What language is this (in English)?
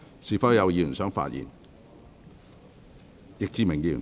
Cantonese